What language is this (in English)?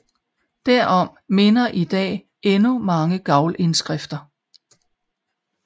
Danish